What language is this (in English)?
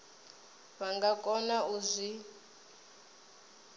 Venda